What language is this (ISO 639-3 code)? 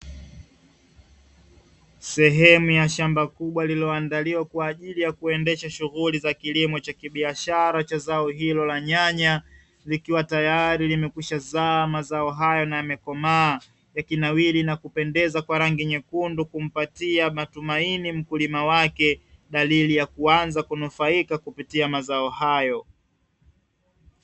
swa